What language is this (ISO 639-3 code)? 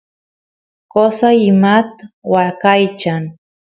qus